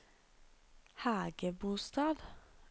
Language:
Norwegian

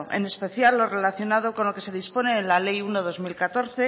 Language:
Spanish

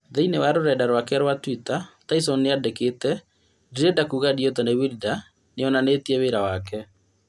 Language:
Kikuyu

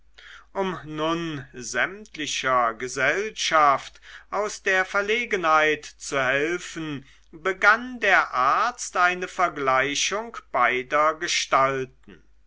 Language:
German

